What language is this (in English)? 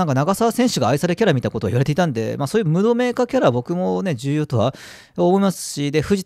Japanese